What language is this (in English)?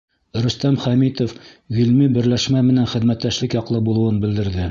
Bashkir